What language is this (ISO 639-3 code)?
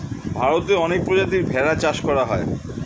ben